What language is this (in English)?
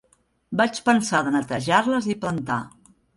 Catalan